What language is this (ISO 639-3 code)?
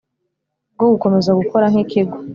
kin